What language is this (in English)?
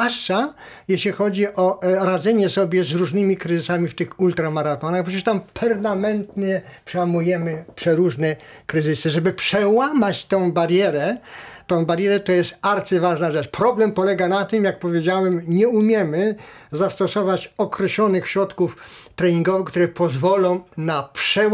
Polish